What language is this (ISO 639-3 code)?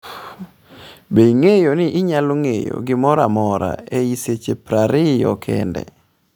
luo